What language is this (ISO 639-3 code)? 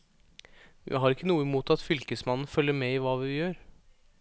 nor